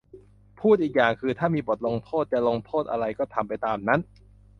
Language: Thai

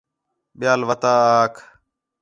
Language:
Khetrani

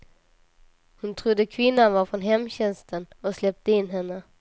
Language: Swedish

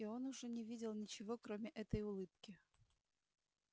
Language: Russian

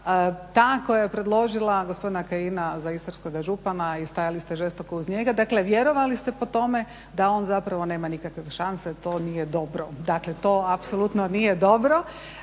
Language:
Croatian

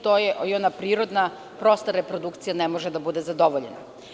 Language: Serbian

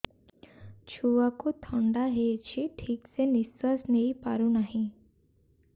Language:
Odia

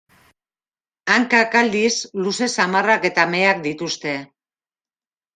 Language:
Basque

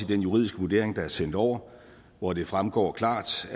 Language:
Danish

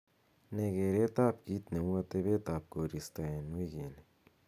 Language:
Kalenjin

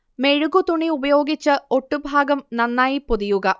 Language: Malayalam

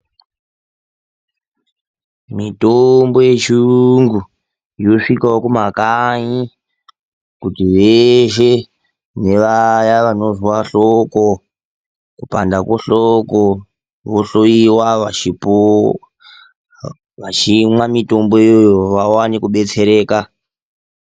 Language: Ndau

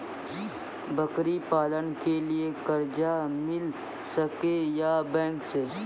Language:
Maithili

